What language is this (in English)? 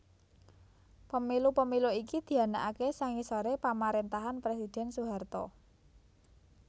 Javanese